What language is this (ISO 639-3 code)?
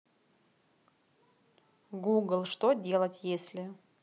rus